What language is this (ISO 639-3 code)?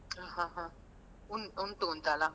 kan